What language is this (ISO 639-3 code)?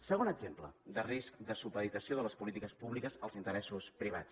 cat